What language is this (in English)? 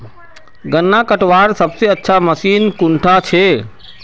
Magahi